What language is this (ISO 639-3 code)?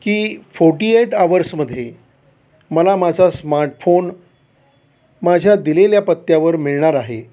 mar